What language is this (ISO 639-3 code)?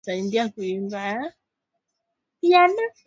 swa